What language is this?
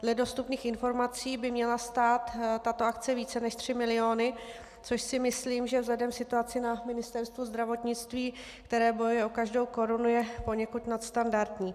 Czech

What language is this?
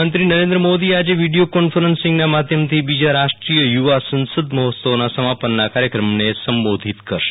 Gujarati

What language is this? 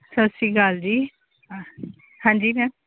Punjabi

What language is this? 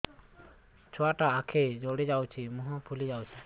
Odia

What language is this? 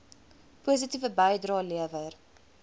Afrikaans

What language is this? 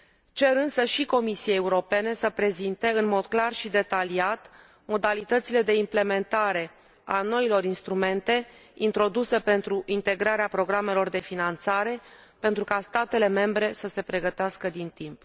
Romanian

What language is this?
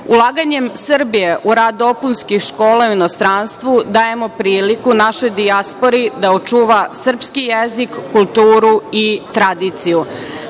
Serbian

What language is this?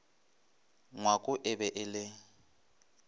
Northern Sotho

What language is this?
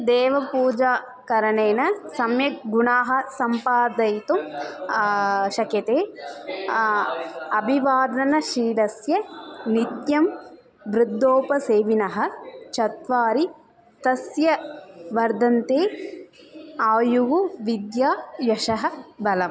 Sanskrit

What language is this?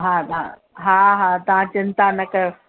Sindhi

